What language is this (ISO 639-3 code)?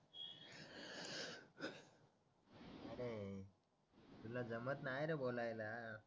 mar